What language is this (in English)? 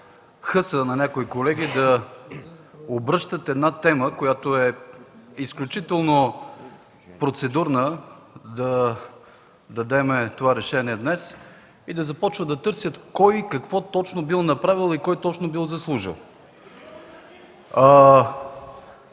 Bulgarian